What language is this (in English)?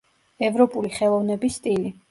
Georgian